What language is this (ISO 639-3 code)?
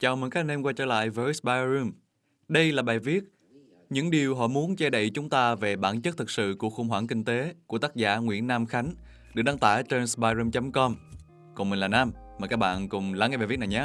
vie